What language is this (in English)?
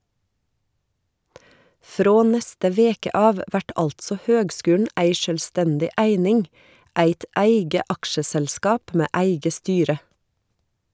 Norwegian